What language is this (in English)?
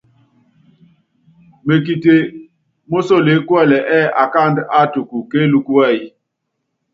Yangben